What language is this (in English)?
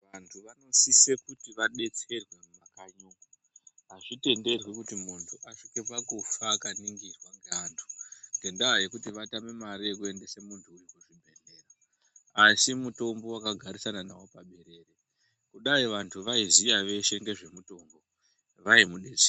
Ndau